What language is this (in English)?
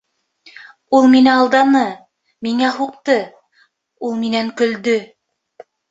Bashkir